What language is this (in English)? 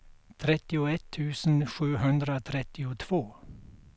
Swedish